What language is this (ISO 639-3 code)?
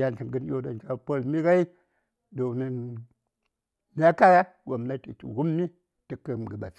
say